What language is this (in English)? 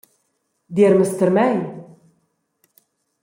Romansh